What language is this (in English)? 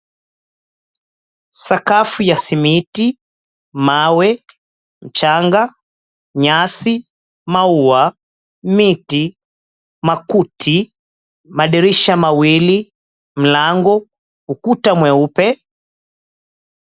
Swahili